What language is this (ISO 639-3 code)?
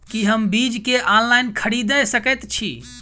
mai